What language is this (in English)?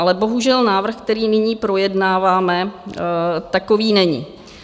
Czech